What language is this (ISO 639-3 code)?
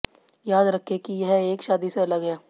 hin